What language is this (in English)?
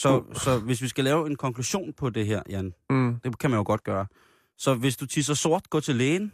Danish